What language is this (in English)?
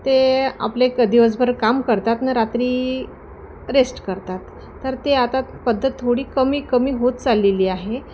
Marathi